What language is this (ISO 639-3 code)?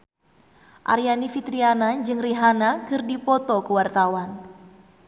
sun